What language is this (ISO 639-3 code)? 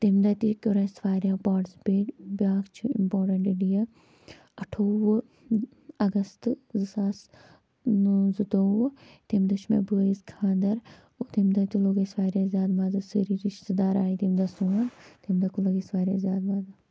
kas